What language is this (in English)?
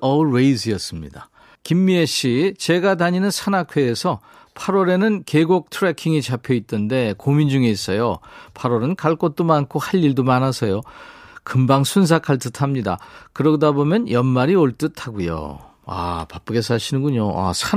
Korean